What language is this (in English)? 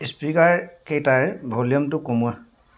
Assamese